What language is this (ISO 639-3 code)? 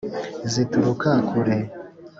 kin